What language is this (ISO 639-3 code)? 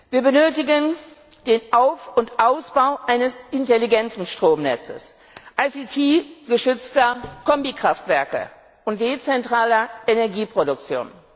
deu